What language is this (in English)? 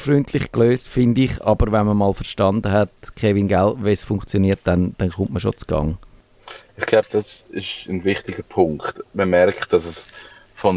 German